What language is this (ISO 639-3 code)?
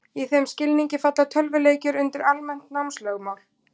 isl